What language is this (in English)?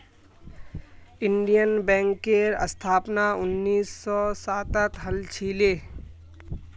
Magahi